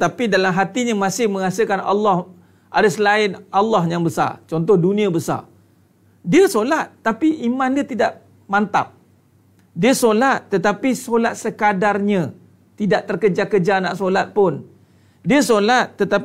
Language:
Malay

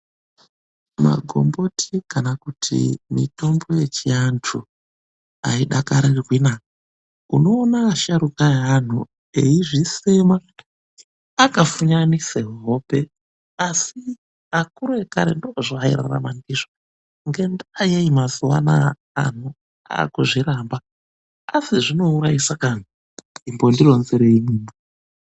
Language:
Ndau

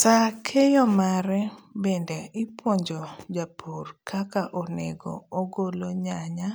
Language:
Luo (Kenya and Tanzania)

